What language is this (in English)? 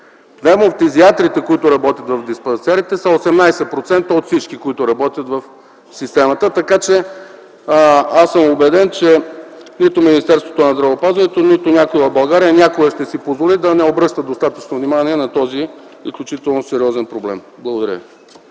Bulgarian